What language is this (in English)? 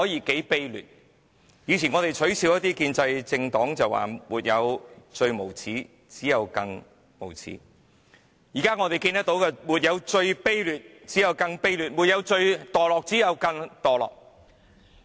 Cantonese